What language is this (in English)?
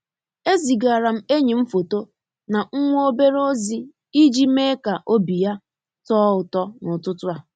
Igbo